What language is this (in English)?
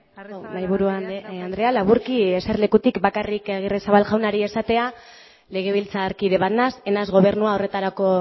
Basque